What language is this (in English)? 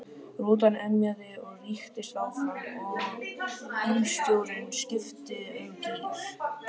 Icelandic